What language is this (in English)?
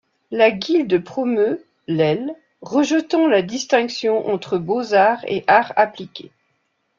French